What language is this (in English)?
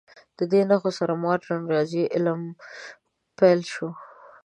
Pashto